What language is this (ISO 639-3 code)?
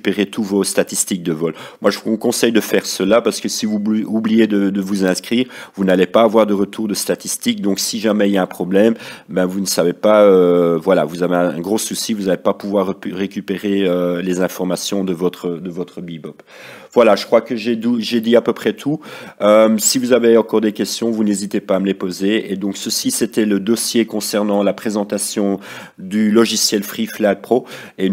fra